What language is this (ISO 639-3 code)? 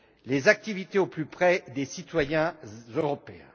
fra